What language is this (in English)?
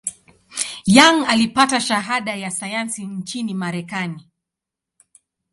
Swahili